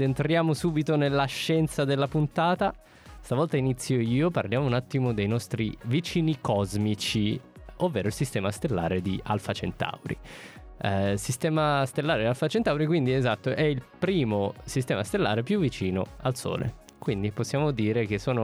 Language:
Italian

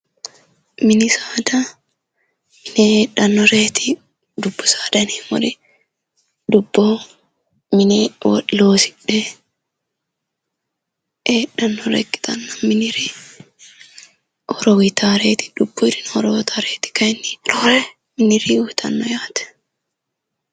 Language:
Sidamo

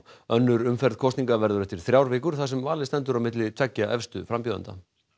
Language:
Icelandic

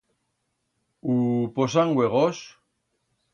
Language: Aragonese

